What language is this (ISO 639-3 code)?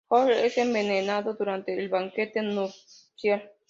spa